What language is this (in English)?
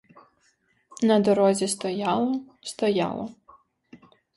Ukrainian